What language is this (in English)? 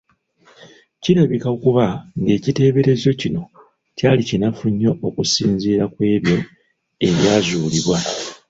Ganda